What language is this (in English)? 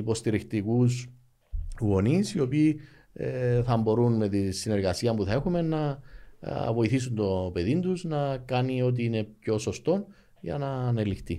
Greek